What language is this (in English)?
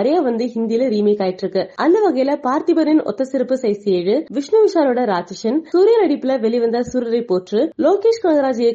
Tamil